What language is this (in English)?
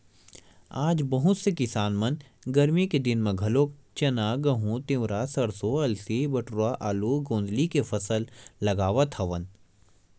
Chhattisgarhi